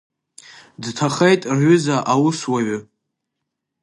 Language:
Abkhazian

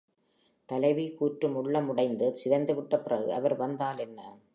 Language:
Tamil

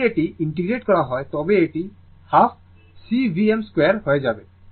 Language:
Bangla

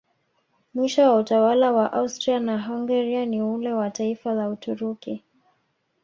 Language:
Swahili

